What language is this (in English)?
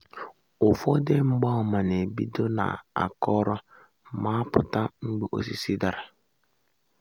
Igbo